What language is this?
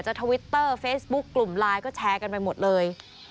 Thai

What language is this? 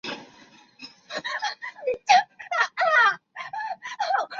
Chinese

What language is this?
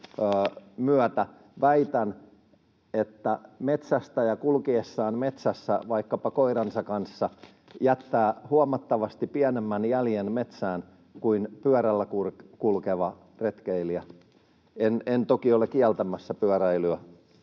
Finnish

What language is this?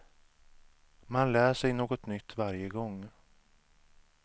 Swedish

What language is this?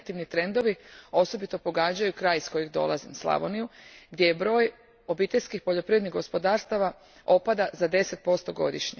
Croatian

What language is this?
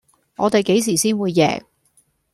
Cantonese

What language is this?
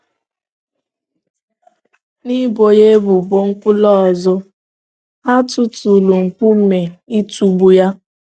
Igbo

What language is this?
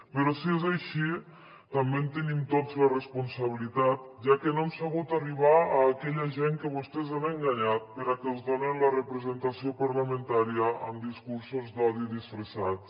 Catalan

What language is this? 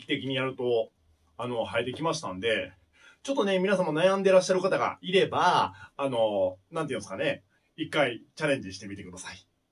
Japanese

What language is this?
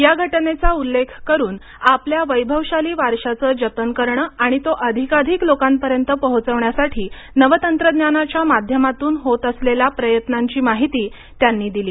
Marathi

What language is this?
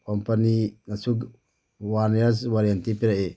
Manipuri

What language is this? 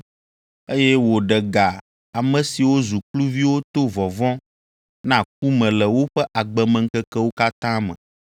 Ewe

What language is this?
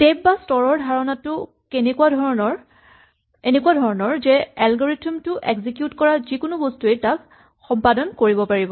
Assamese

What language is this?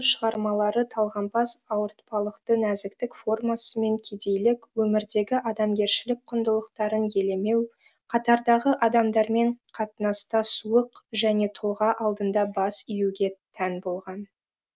Kazakh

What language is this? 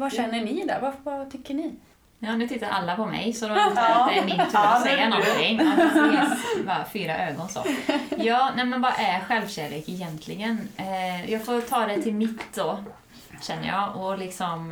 Swedish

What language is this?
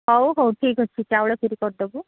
Odia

